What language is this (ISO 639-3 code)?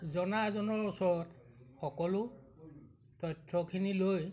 asm